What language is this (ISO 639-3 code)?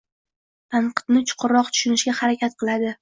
uzb